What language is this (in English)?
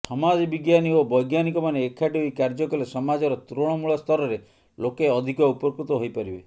Odia